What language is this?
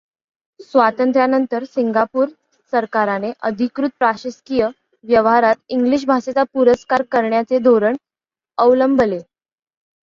Marathi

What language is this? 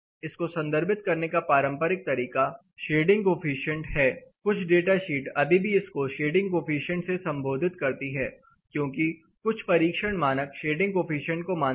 Hindi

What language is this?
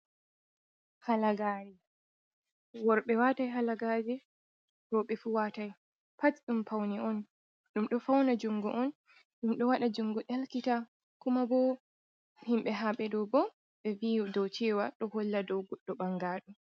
Fula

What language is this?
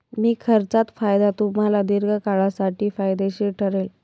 Marathi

